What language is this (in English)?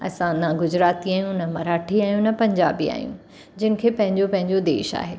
Sindhi